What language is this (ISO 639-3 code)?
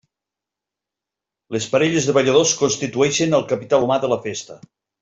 cat